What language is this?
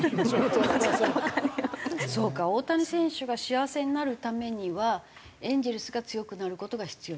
Japanese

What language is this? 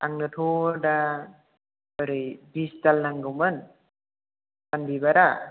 Bodo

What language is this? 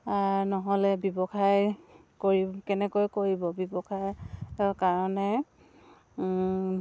Assamese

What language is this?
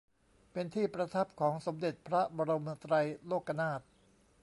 Thai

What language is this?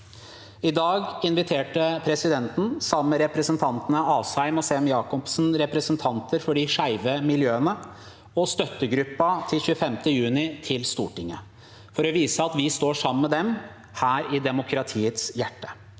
Norwegian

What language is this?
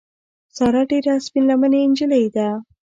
Pashto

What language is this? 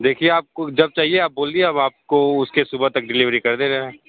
Hindi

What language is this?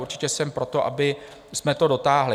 Czech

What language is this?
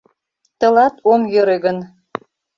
Mari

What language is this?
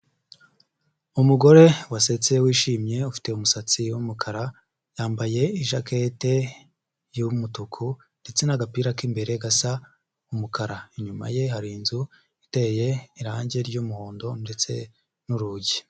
Kinyarwanda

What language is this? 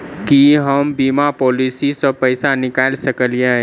Maithili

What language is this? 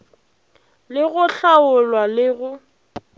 Northern Sotho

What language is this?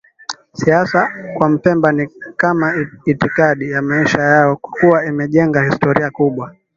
Swahili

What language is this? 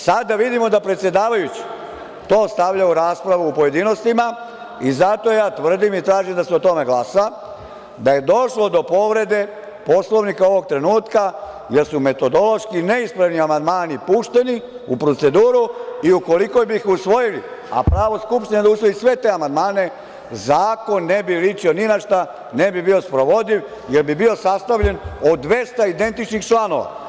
Serbian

